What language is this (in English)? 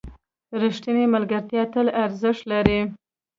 Pashto